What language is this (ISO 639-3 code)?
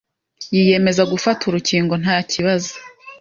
kin